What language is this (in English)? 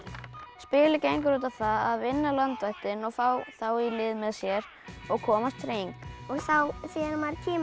Icelandic